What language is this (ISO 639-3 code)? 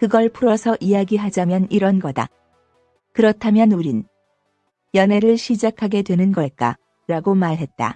kor